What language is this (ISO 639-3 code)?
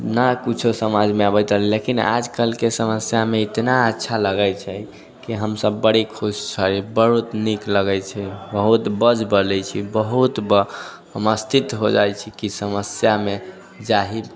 mai